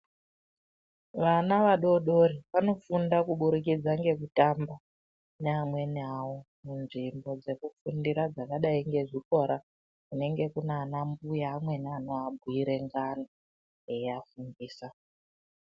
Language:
Ndau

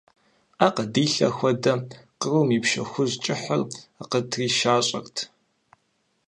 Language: Kabardian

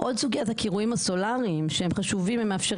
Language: Hebrew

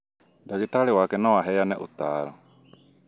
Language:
Kikuyu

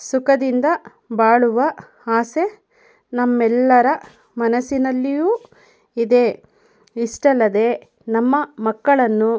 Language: Kannada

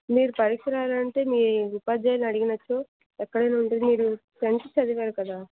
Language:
Telugu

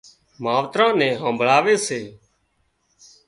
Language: Wadiyara Koli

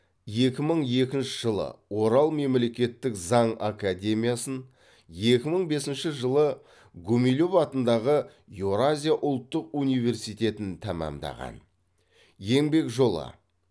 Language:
Kazakh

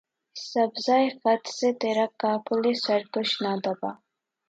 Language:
Urdu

